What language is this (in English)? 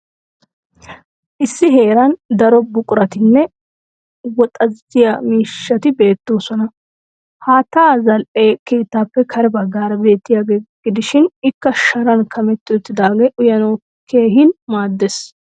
Wolaytta